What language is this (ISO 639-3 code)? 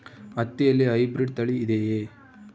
kan